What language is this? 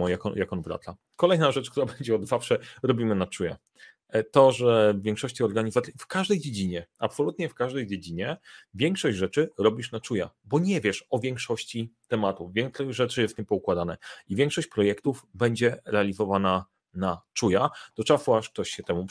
Polish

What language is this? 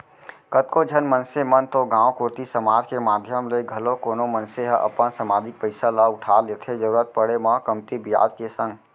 Chhattisgarhi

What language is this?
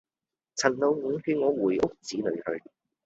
Cantonese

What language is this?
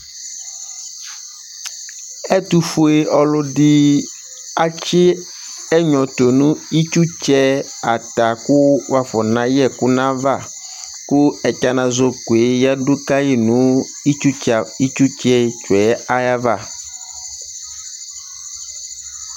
Ikposo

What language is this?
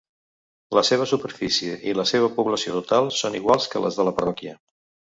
Catalan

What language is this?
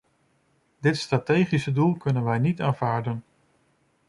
Dutch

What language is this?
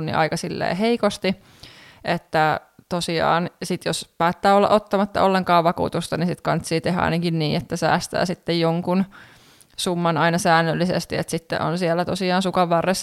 Finnish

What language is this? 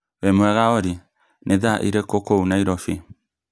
Kikuyu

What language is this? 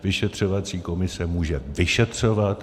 Czech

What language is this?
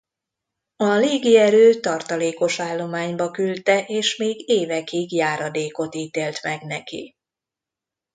Hungarian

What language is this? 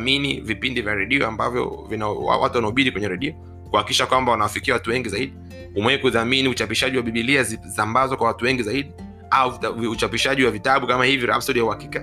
Swahili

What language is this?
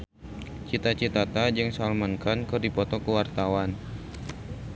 Sundanese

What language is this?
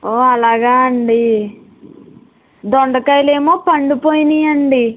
Telugu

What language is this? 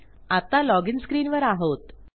Marathi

